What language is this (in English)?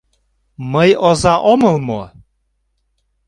Mari